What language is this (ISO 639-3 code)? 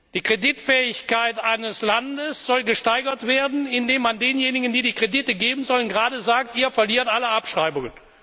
deu